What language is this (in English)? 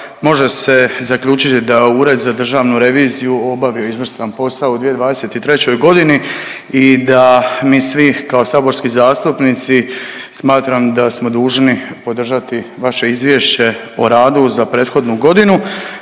Croatian